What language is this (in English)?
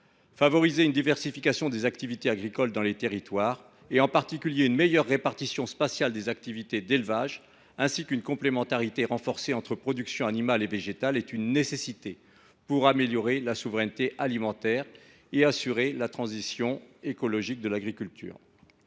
French